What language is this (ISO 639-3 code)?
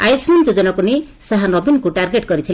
ori